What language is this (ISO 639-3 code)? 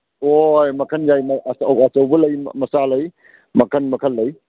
mni